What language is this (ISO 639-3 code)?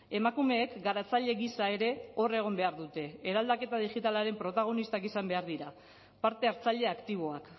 eus